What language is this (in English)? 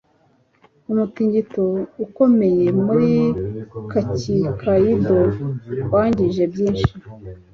Kinyarwanda